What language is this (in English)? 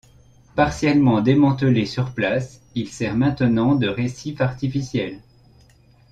French